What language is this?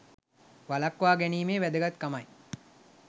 Sinhala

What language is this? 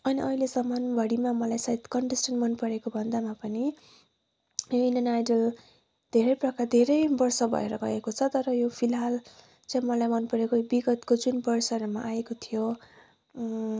Nepali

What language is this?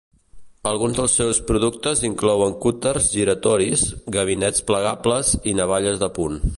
Catalan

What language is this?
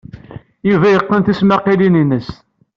Kabyle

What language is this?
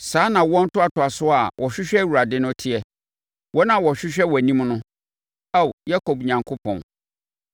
Akan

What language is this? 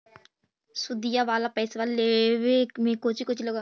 Magahi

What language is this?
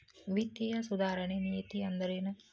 Kannada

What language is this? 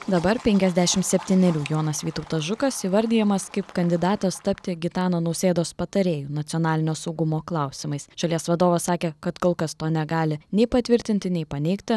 Lithuanian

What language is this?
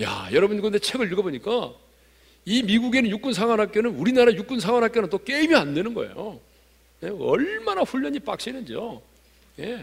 Korean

